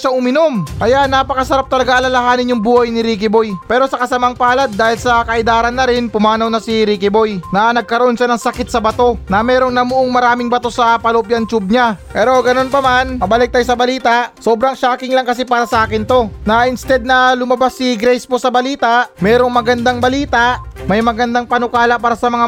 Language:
Filipino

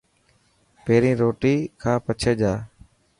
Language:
Dhatki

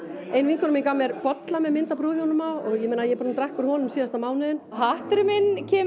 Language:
Icelandic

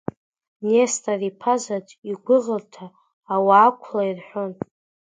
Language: Abkhazian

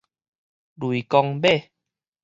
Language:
Min Nan Chinese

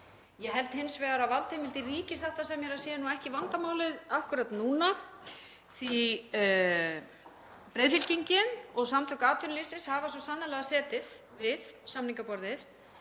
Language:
Icelandic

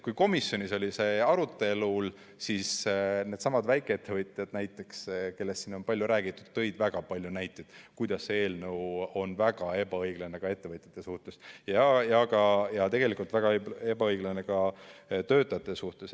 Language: Estonian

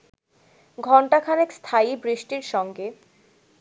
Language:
Bangla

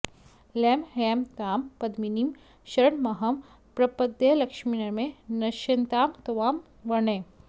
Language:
Sanskrit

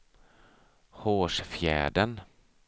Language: Swedish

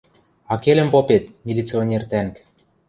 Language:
Western Mari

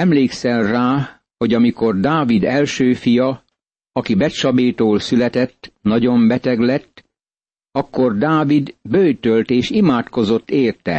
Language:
Hungarian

